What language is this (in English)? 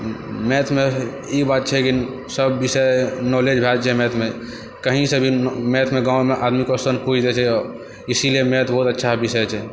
Maithili